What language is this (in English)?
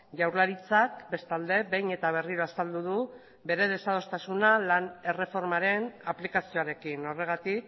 Basque